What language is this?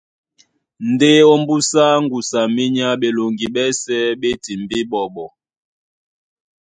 Duala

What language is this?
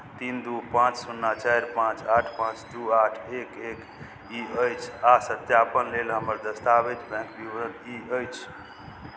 Maithili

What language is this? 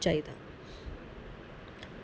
Dogri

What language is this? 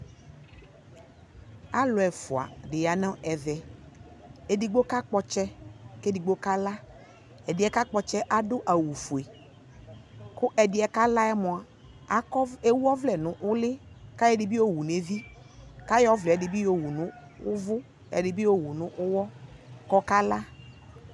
Ikposo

